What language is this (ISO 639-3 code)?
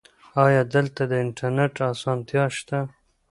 pus